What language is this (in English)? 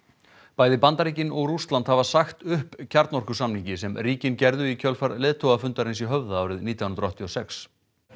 Icelandic